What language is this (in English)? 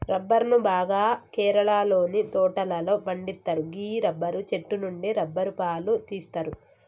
Telugu